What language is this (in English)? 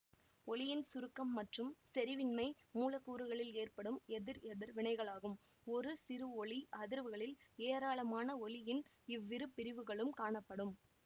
Tamil